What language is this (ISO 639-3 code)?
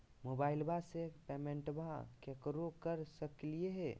mag